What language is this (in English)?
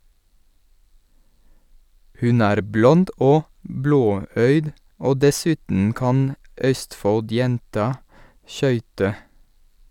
Norwegian